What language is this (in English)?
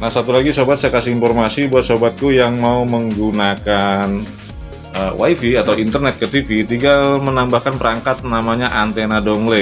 Indonesian